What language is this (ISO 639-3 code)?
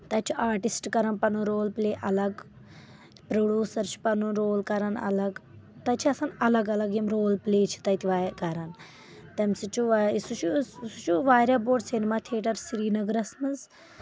kas